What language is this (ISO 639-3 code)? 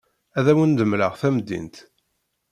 kab